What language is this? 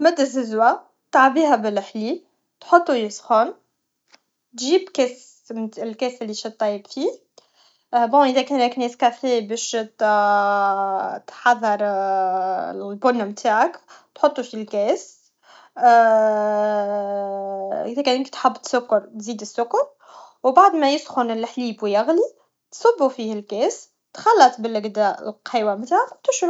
Tunisian Arabic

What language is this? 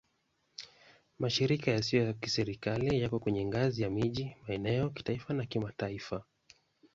Swahili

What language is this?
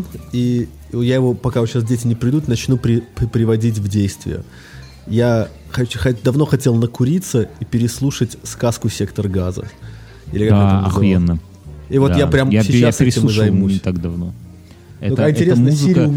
Russian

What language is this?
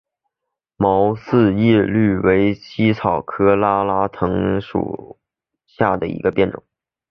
Chinese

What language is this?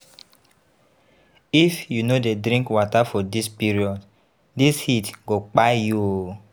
Nigerian Pidgin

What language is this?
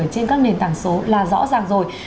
Vietnamese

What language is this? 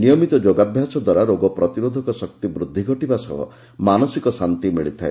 Odia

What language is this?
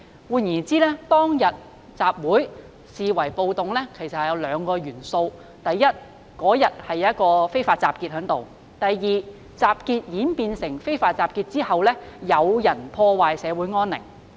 Cantonese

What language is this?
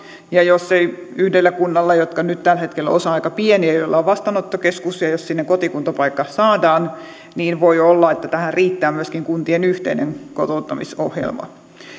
Finnish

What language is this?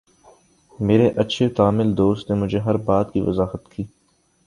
Urdu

